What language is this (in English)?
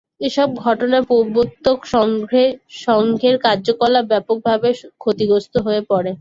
Bangla